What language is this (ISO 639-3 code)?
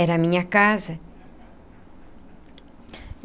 por